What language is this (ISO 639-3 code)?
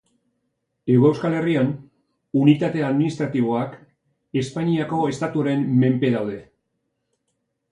eus